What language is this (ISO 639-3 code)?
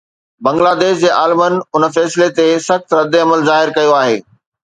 snd